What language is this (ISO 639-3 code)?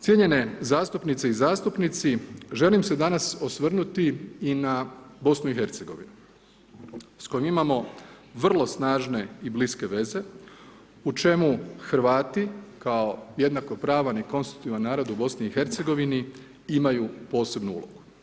hrv